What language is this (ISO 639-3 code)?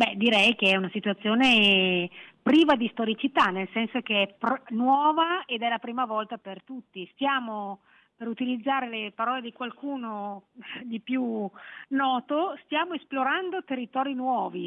ita